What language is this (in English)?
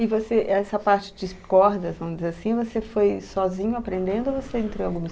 Portuguese